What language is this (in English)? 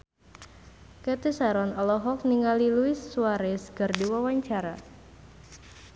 Sundanese